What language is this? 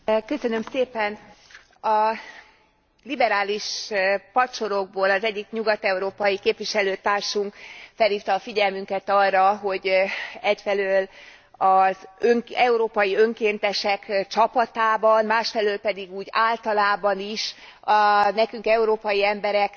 Hungarian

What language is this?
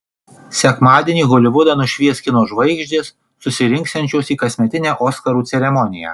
Lithuanian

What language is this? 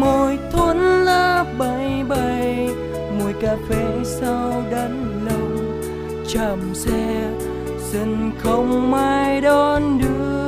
Vietnamese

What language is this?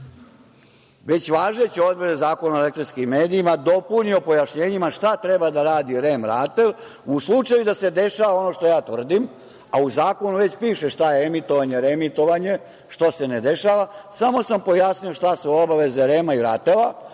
Serbian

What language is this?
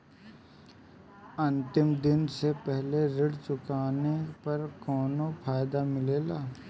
Bhojpuri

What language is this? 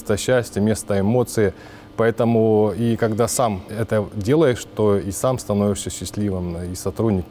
Russian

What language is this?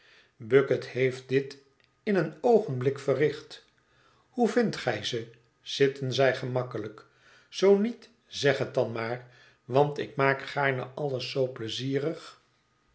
Dutch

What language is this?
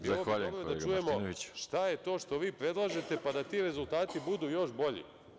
Serbian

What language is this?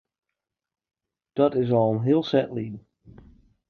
Western Frisian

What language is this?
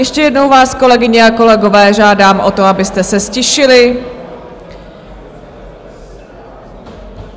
Czech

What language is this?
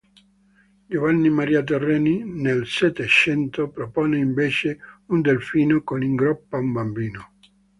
Italian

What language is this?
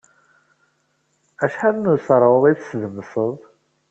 Kabyle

